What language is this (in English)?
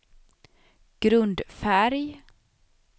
Swedish